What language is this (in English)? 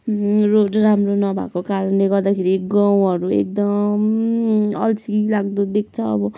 Nepali